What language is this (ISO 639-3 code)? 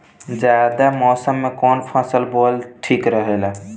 bho